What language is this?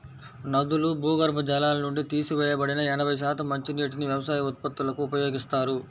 Telugu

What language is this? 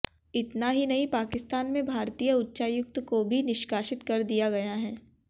Hindi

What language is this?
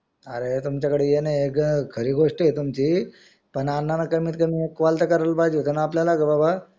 Marathi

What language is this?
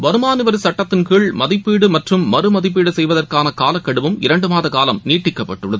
Tamil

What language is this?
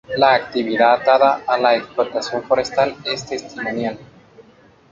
Spanish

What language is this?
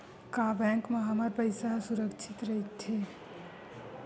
Chhattisgarhi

